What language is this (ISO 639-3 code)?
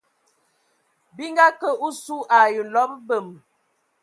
ewo